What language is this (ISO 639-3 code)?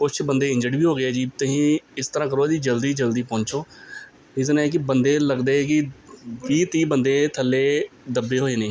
pan